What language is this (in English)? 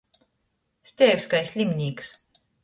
Latgalian